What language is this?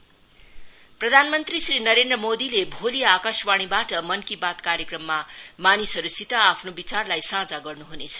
Nepali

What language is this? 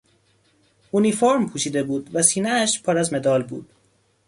Persian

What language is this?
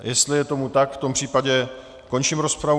Czech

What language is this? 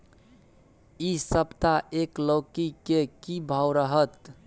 Maithili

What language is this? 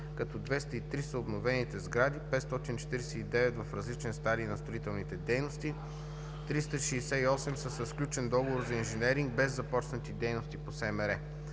Bulgarian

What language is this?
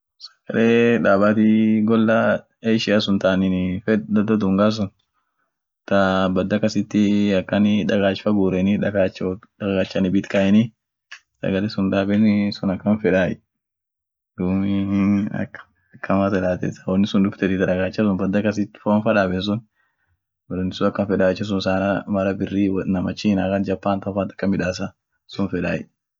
Orma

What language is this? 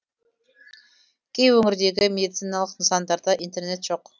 Kazakh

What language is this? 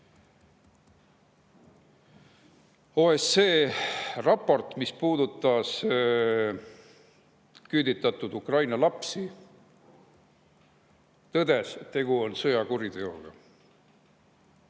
Estonian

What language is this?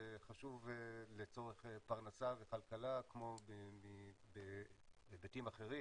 Hebrew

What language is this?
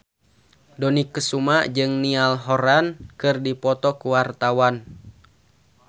Sundanese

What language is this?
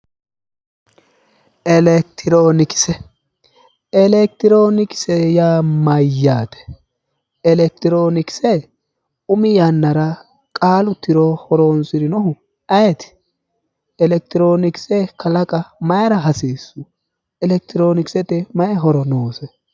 Sidamo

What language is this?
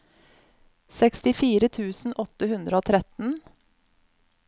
Norwegian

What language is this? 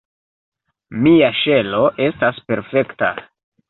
Esperanto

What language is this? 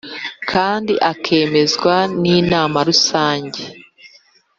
Kinyarwanda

